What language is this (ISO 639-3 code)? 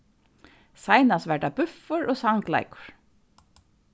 fao